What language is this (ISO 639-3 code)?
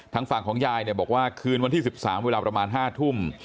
tha